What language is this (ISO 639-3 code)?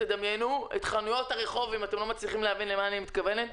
heb